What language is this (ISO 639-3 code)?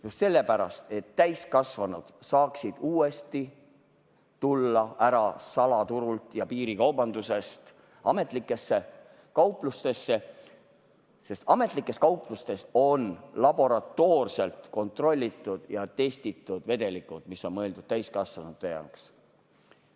est